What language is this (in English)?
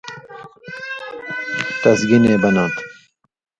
Indus Kohistani